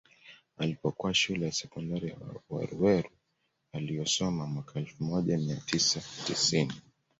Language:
Swahili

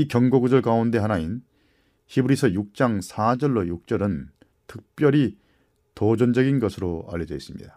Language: Korean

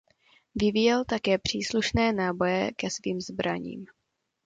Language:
Czech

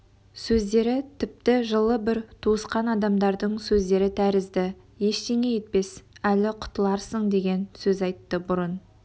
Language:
Kazakh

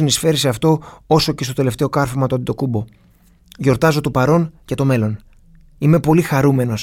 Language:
Greek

